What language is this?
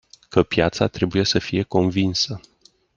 Romanian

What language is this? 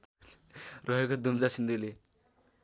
Nepali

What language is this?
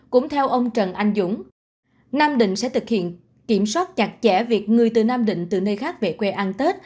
Vietnamese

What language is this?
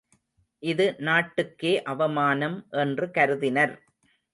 Tamil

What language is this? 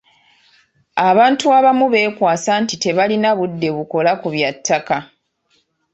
Ganda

